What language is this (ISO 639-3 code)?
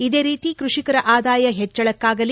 kan